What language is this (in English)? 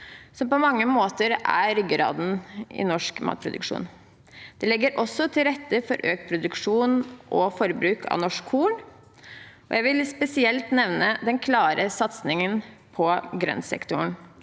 Norwegian